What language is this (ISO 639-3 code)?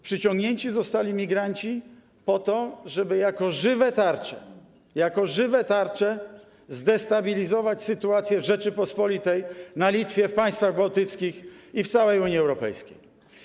pol